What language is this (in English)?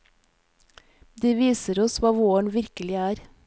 Norwegian